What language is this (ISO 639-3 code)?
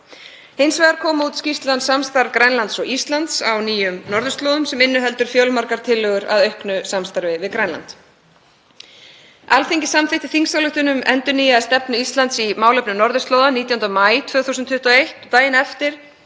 isl